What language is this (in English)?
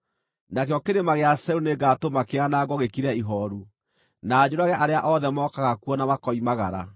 Kikuyu